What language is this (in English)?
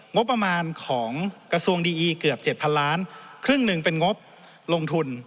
Thai